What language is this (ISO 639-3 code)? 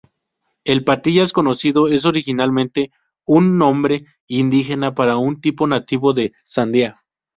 spa